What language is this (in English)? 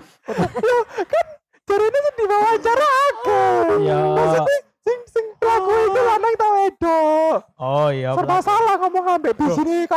Indonesian